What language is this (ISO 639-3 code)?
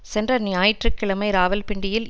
tam